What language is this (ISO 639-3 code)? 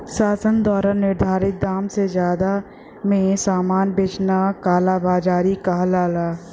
bho